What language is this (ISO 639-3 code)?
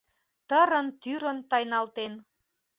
chm